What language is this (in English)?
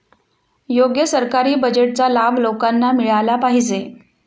Marathi